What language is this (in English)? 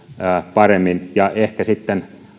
Finnish